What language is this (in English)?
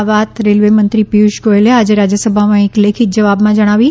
Gujarati